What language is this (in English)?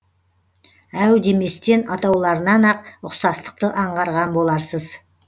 Kazakh